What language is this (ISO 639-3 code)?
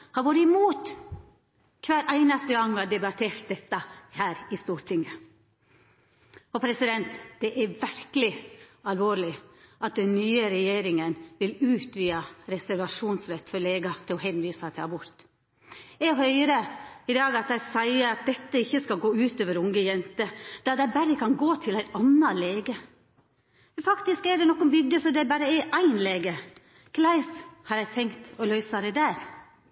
nno